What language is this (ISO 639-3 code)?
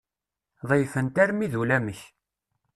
kab